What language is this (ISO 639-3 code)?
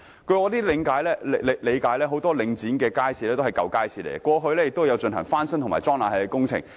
yue